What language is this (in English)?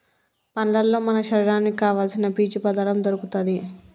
Telugu